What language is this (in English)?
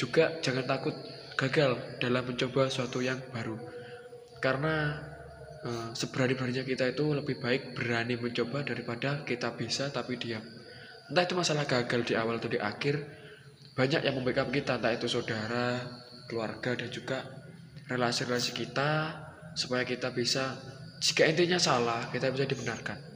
Indonesian